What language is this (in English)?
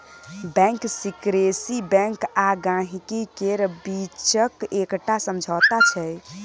Maithili